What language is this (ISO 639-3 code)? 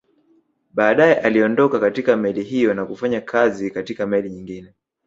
swa